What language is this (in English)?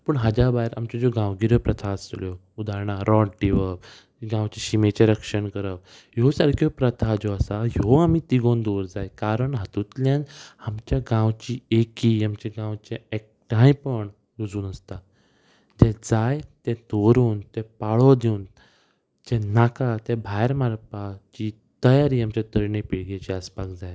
Konkani